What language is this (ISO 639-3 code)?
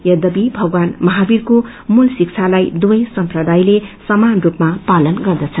nep